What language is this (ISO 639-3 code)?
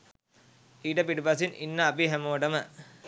sin